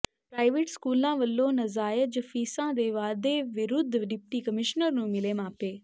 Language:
Punjabi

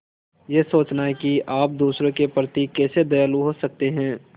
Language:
Hindi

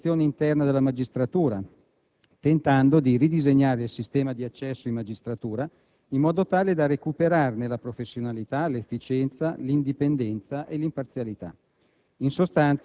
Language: Italian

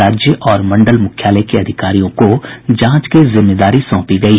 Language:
Hindi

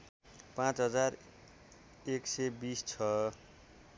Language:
Nepali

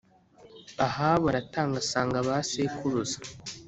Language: Kinyarwanda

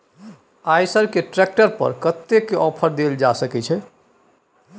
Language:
Maithili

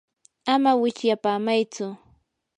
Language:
Yanahuanca Pasco Quechua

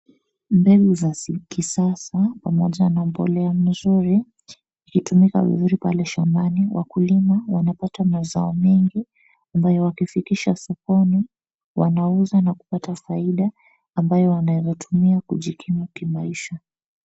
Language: Swahili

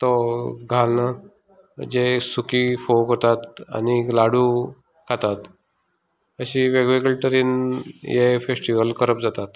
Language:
Konkani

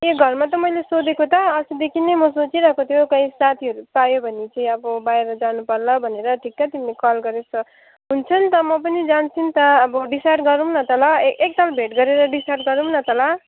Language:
Nepali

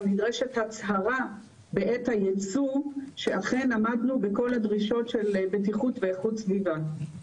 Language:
Hebrew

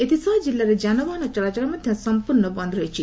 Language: Odia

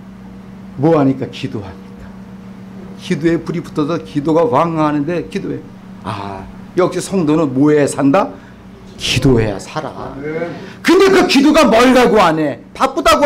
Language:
Korean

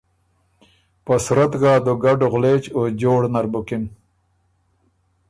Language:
Ormuri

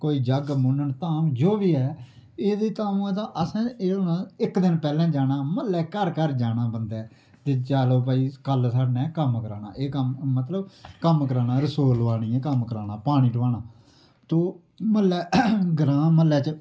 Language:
Dogri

